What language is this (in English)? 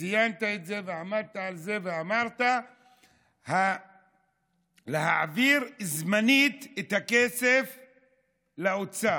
Hebrew